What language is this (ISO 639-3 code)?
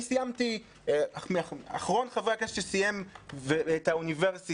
heb